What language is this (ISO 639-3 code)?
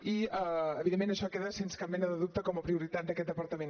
cat